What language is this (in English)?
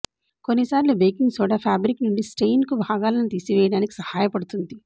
Telugu